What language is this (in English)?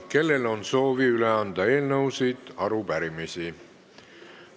Estonian